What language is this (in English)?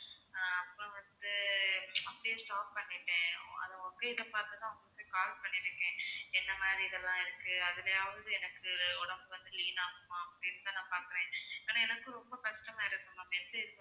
Tamil